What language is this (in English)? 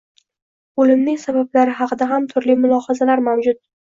Uzbek